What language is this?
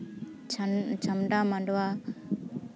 Santali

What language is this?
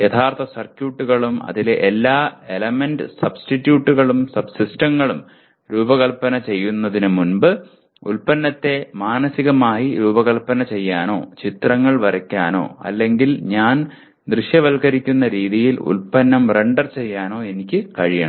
Malayalam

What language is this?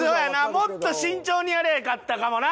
Japanese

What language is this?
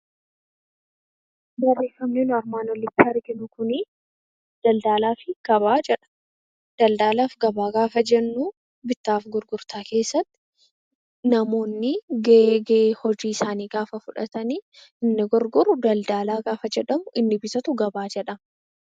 Oromo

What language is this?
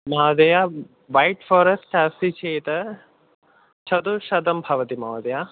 Sanskrit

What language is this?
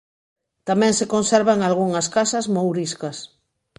Galician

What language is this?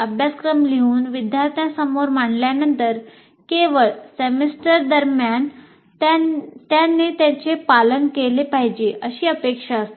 Marathi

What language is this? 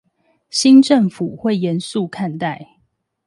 Chinese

